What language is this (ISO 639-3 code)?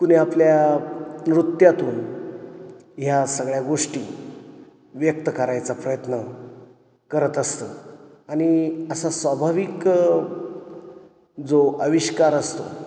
mar